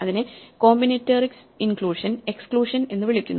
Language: Malayalam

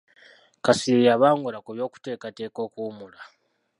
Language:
Ganda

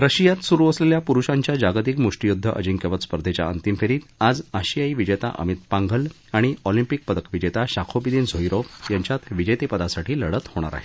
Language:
Marathi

